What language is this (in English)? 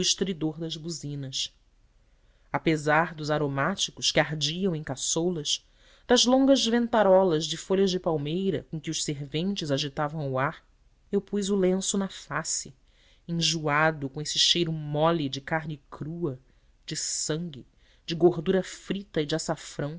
Portuguese